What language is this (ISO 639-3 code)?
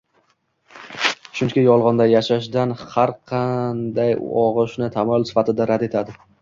uzb